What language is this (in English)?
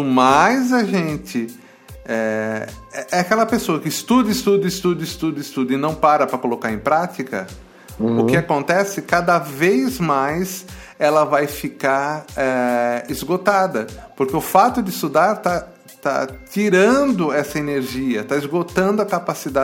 Portuguese